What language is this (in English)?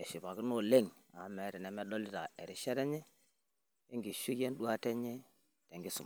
Masai